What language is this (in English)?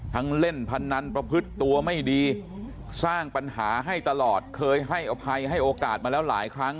Thai